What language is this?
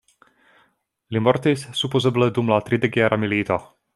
Esperanto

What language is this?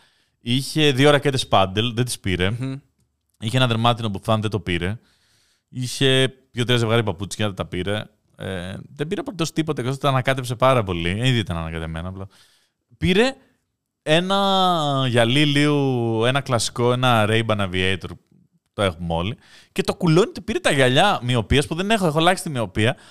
Greek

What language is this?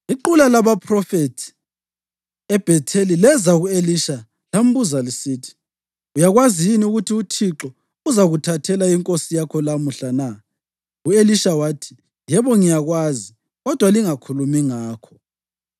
North Ndebele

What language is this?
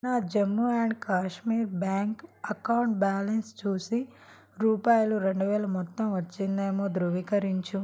Telugu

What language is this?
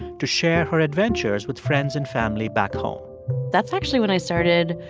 English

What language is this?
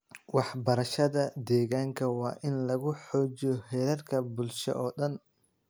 Somali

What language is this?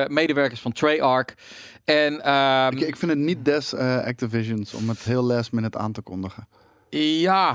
Dutch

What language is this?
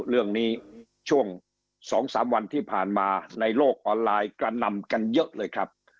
Thai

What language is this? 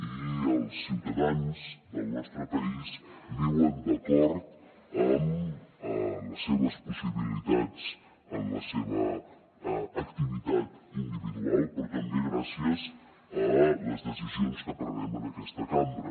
Catalan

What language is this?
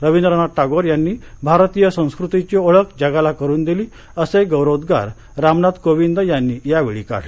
Marathi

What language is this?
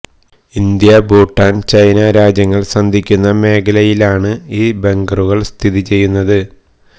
Malayalam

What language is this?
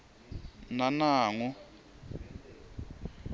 Swati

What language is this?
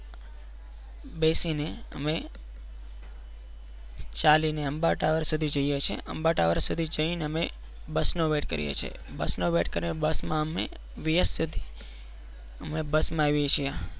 Gujarati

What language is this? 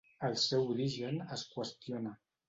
Catalan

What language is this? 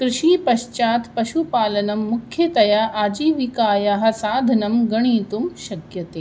Sanskrit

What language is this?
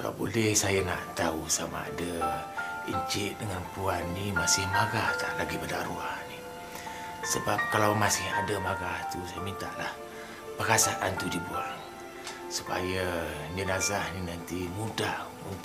Malay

